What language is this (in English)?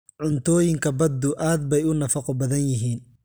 Somali